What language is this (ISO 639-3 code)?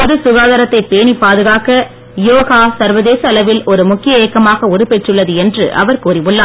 tam